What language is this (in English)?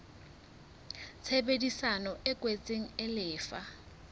Southern Sotho